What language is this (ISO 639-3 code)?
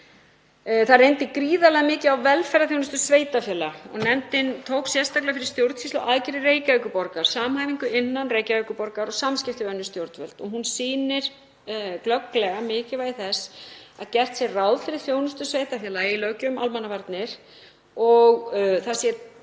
isl